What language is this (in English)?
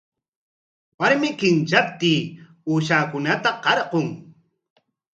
Corongo Ancash Quechua